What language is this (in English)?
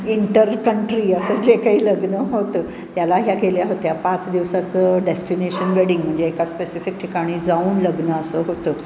Marathi